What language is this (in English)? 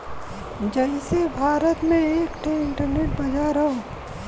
Bhojpuri